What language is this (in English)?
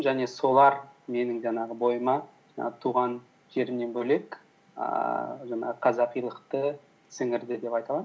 Kazakh